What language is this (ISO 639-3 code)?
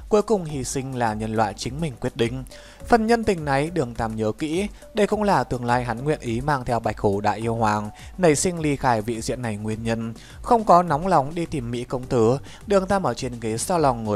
vie